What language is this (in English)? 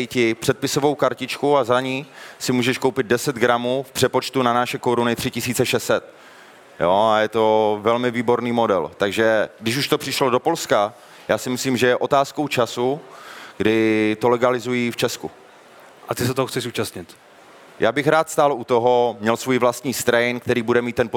Czech